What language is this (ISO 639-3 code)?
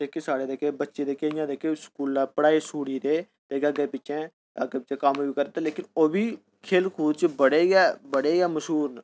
doi